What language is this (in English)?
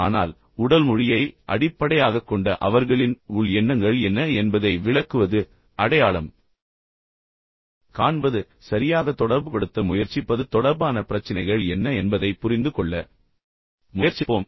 Tamil